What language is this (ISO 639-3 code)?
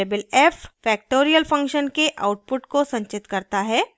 hin